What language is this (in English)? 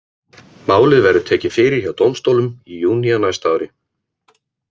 Icelandic